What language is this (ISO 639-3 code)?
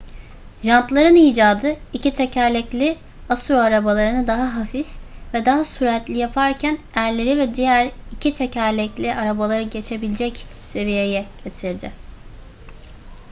tur